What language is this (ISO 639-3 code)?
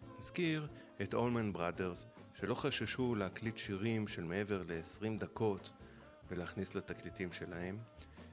heb